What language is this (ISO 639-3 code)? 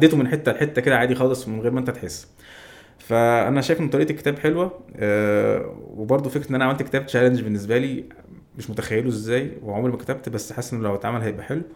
ara